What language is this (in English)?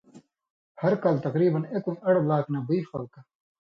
Indus Kohistani